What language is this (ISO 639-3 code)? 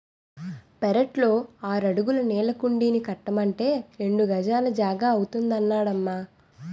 tel